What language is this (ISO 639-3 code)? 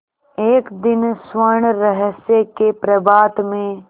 hin